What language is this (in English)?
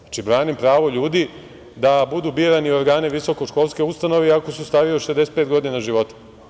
Serbian